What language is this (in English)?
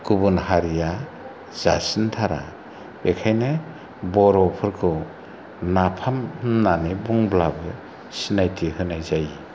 Bodo